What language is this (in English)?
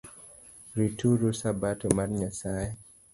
Luo (Kenya and Tanzania)